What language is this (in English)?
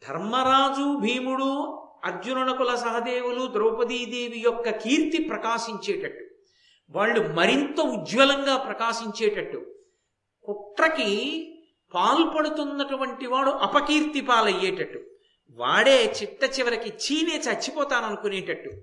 Telugu